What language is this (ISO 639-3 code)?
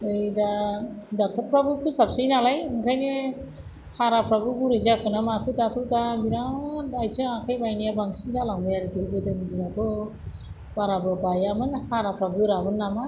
brx